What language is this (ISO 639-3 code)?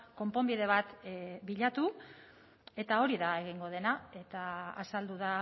eus